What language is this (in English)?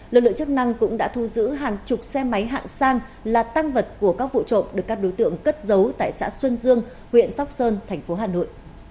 Vietnamese